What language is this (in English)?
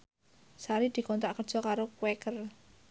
Javanese